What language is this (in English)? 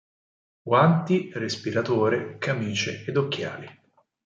Italian